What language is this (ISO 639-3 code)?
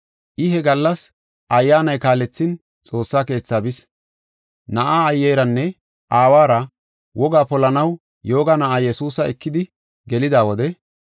gof